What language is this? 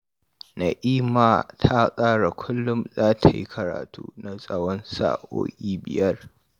Hausa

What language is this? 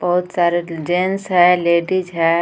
Hindi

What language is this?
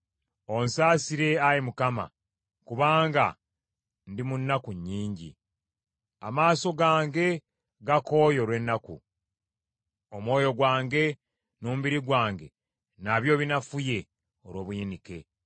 Ganda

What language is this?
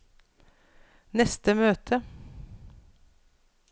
Norwegian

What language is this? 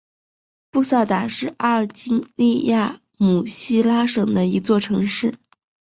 Chinese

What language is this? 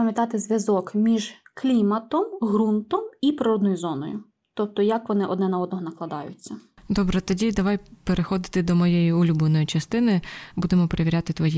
Ukrainian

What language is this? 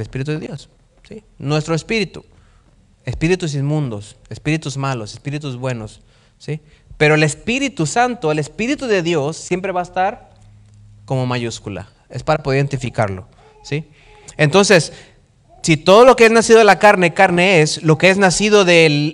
Spanish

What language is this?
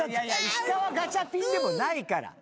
Japanese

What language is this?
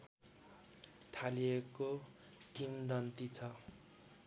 Nepali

